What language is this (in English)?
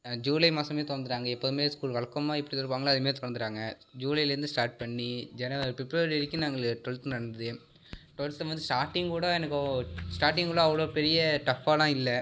Tamil